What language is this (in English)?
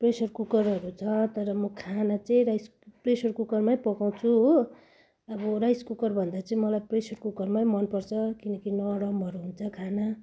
Nepali